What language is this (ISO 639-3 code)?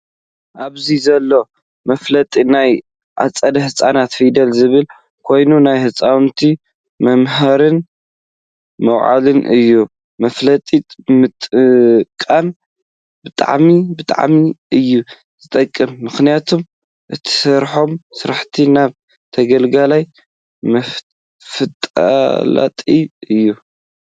tir